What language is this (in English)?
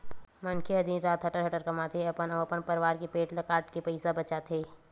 Chhattisgarhi